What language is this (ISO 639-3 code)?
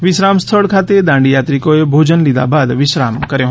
guj